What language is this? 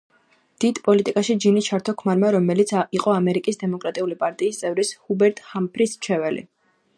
Georgian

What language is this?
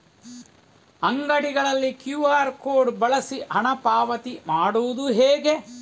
Kannada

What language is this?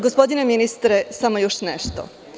Serbian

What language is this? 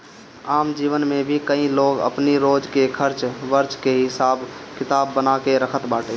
Bhojpuri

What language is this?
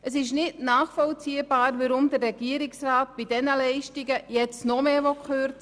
Swiss German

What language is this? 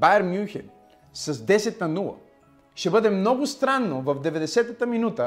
Bulgarian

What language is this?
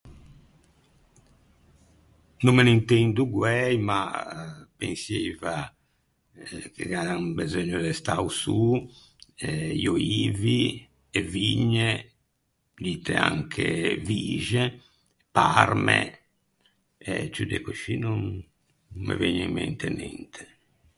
Ligurian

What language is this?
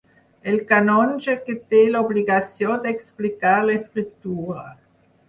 Catalan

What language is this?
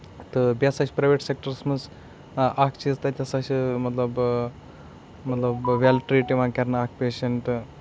Kashmiri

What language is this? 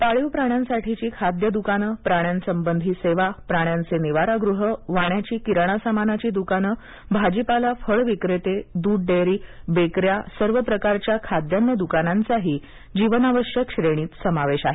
Marathi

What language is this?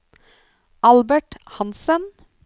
Norwegian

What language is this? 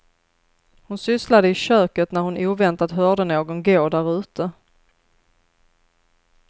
Swedish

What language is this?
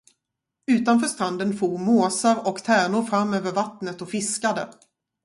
Swedish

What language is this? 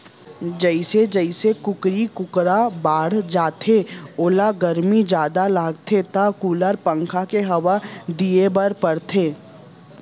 Chhattisgarhi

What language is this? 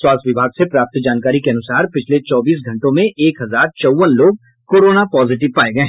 Hindi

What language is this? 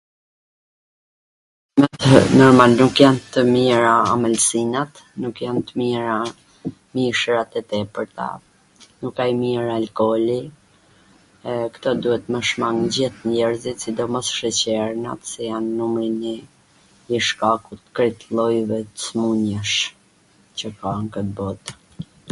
Gheg Albanian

